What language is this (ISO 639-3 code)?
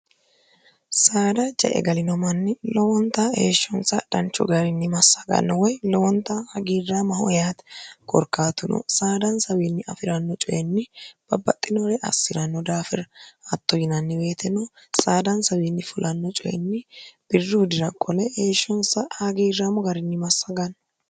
sid